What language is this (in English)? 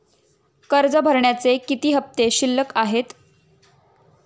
Marathi